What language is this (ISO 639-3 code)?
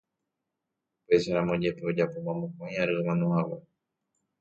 grn